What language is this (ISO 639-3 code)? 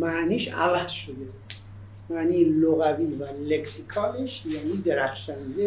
fas